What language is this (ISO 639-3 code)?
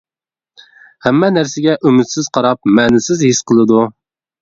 uig